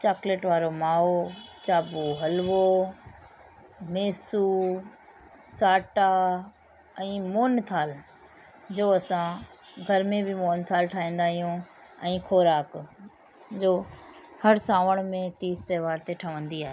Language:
Sindhi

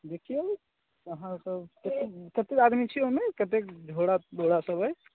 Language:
Maithili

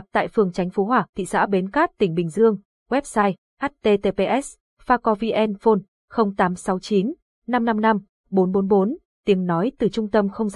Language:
Vietnamese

